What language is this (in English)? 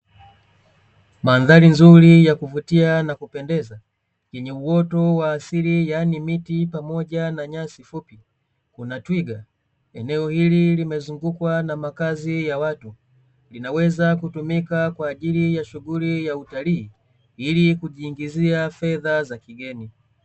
Swahili